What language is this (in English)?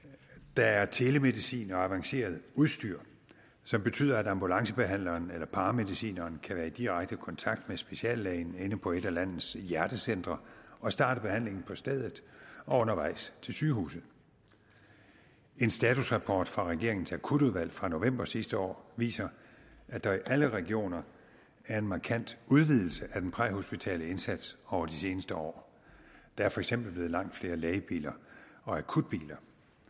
Danish